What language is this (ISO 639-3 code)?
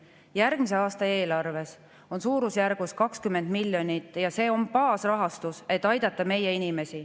est